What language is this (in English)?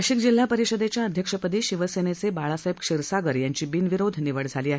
Marathi